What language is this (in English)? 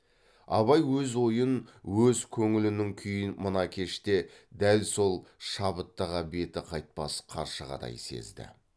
Kazakh